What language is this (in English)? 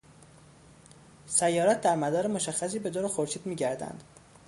Persian